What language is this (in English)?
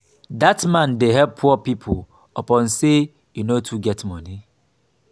Nigerian Pidgin